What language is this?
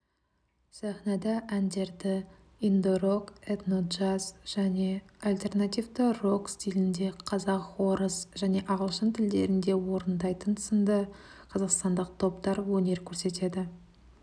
Kazakh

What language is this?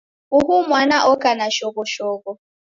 Taita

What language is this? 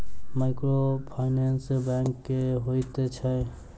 Maithili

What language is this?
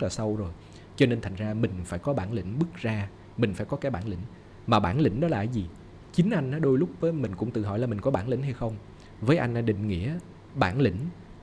Vietnamese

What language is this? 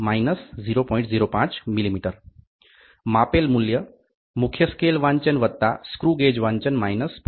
Gujarati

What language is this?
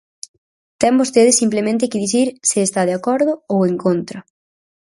Galician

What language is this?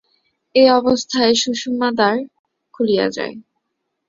Bangla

